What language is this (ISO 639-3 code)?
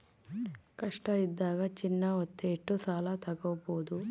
kan